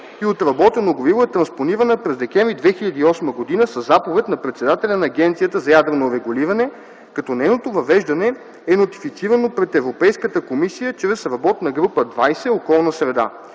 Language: Bulgarian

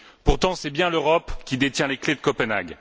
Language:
French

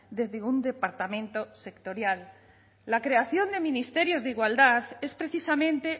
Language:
Spanish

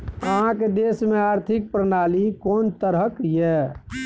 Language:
Maithili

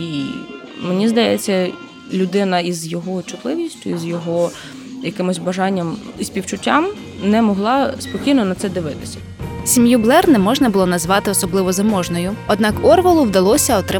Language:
Ukrainian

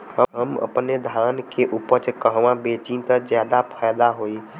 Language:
Bhojpuri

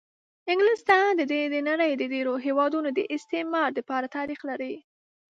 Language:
Pashto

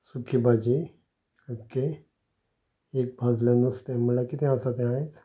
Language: Konkani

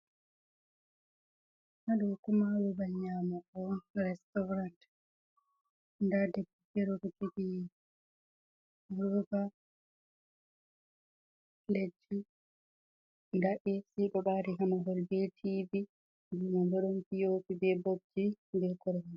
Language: Fula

